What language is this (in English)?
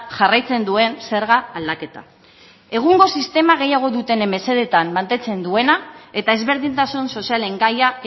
Basque